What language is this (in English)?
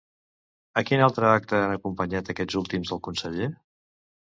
Catalan